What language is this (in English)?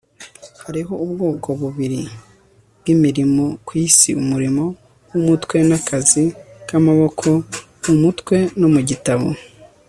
Kinyarwanda